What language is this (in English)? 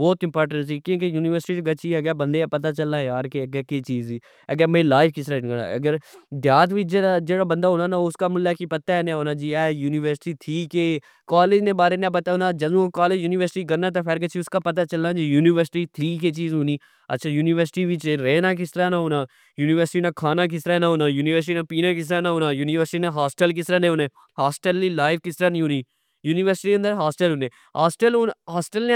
Pahari-Potwari